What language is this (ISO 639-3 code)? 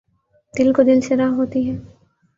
urd